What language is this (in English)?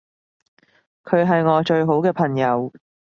Cantonese